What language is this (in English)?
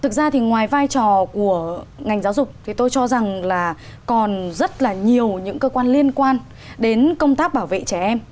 Vietnamese